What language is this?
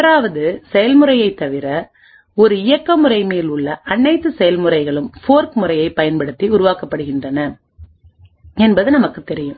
Tamil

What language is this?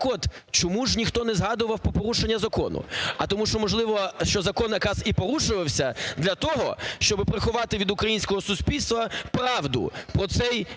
Ukrainian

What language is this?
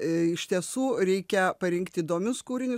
Lithuanian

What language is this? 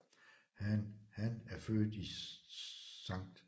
Danish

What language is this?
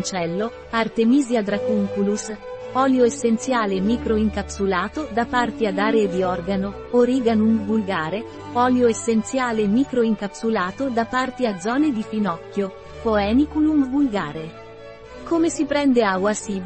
Italian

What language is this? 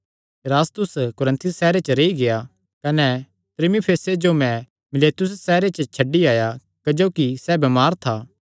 Kangri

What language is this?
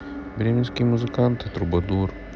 Russian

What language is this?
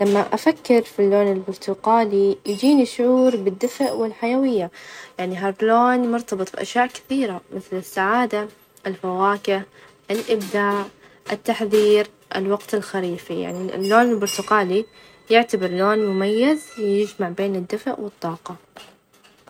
Najdi Arabic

